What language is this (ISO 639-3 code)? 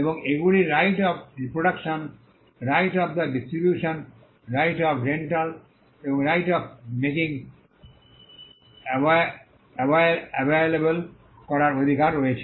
ben